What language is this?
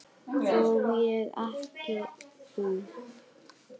Icelandic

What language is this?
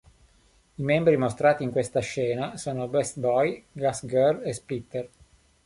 Italian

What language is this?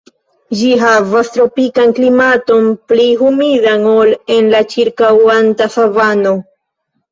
Esperanto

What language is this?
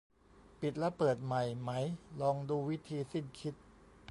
Thai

